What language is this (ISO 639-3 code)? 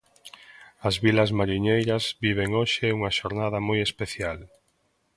glg